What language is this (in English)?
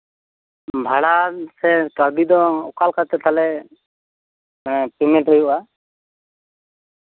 Santali